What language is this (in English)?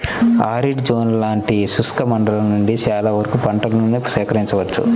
Telugu